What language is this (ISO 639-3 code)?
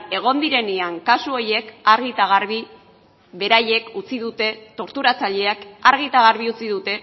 eus